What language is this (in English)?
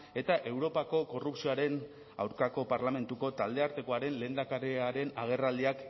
Basque